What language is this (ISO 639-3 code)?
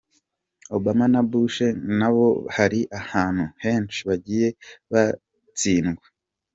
kin